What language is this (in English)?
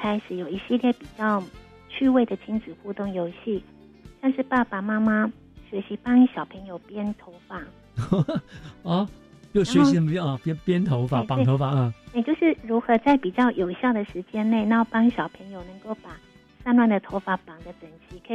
Chinese